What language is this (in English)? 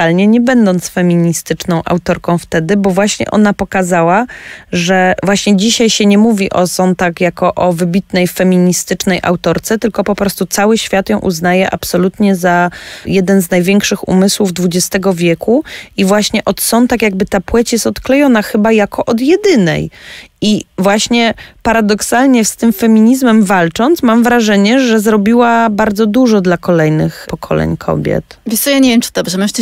Polish